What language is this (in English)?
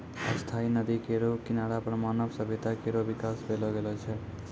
Maithili